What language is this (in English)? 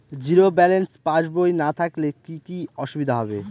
Bangla